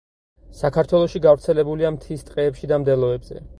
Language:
Georgian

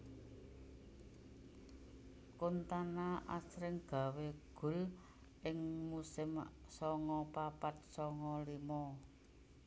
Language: Javanese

